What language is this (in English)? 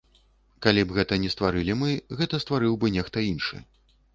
Belarusian